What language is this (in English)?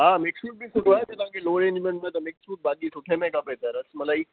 Sindhi